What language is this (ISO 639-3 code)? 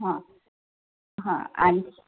mar